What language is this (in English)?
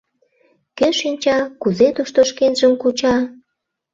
Mari